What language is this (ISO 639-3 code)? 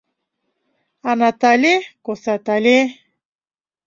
chm